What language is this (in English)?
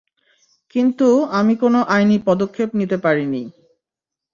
Bangla